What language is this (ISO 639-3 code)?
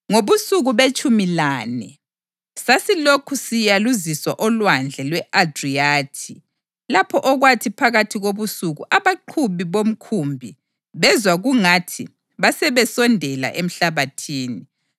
nde